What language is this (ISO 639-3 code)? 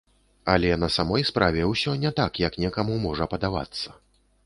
bel